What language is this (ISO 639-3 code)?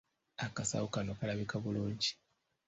lug